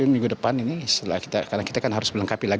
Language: Indonesian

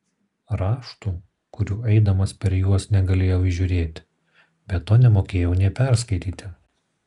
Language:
Lithuanian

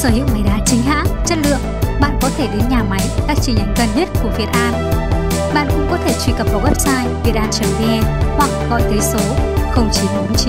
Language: Vietnamese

